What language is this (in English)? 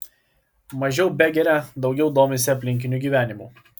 Lithuanian